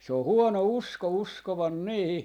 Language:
Finnish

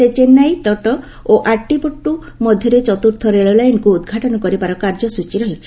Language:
Odia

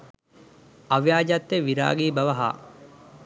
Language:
Sinhala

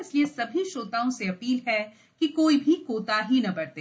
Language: Hindi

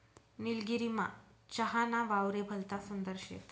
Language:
Marathi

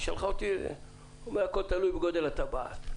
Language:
Hebrew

